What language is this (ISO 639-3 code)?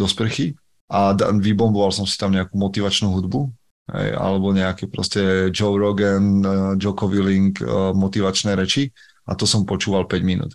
slk